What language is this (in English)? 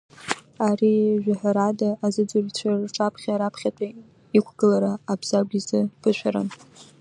Abkhazian